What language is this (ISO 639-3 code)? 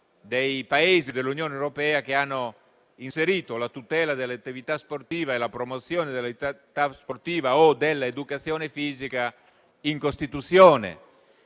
ita